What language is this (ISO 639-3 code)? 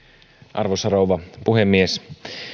fin